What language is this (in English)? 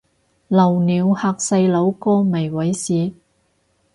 Cantonese